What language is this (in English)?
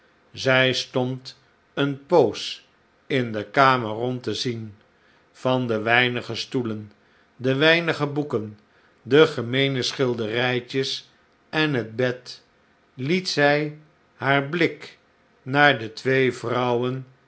Dutch